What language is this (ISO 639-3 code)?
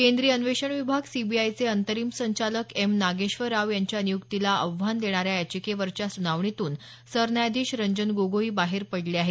mar